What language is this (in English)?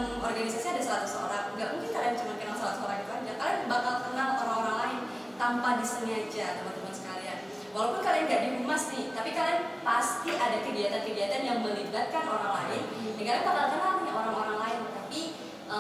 Indonesian